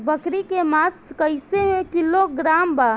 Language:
Bhojpuri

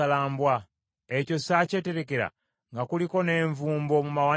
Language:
Ganda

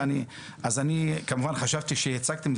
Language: Hebrew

